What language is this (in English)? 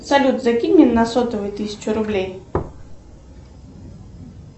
Russian